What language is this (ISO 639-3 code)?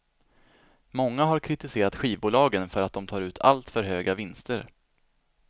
swe